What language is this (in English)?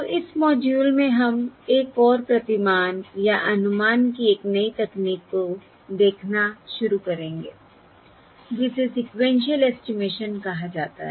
Hindi